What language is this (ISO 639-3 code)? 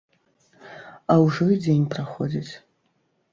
bel